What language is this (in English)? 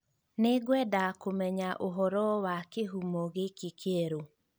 Kikuyu